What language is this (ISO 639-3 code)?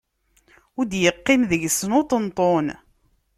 kab